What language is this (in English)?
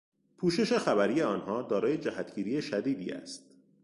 Persian